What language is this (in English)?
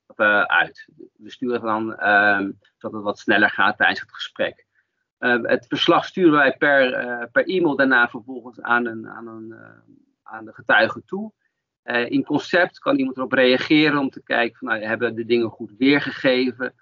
Dutch